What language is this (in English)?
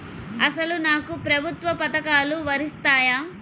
Telugu